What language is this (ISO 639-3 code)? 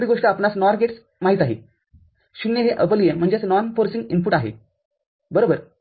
mar